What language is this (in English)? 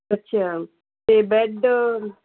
Punjabi